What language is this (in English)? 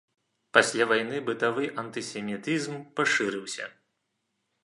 Belarusian